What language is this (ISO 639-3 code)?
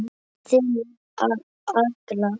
isl